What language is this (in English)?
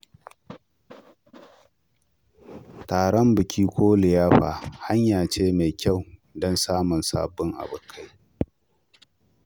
Hausa